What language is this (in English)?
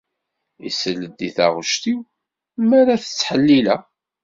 Kabyle